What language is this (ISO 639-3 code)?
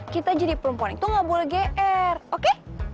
ind